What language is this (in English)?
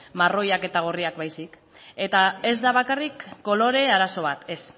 Basque